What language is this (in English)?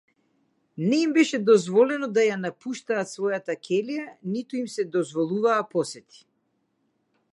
Macedonian